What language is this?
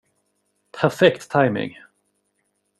Swedish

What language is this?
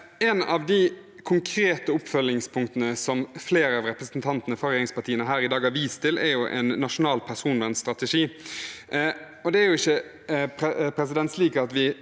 Norwegian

